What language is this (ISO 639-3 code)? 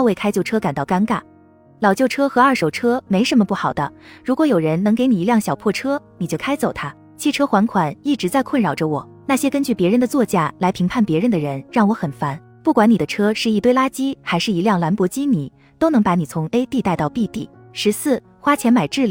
zho